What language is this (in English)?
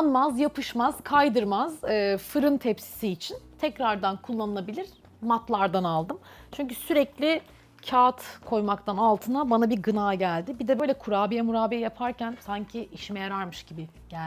Turkish